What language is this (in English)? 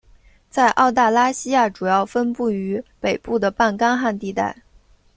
Chinese